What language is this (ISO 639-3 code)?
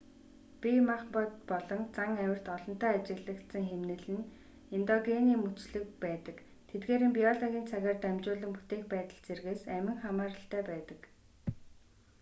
mon